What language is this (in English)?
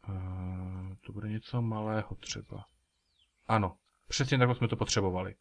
Czech